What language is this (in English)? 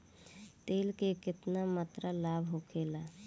Bhojpuri